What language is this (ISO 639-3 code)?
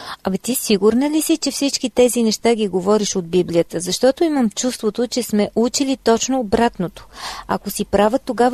bul